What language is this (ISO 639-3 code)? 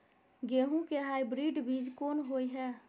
mai